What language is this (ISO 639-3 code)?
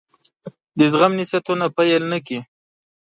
pus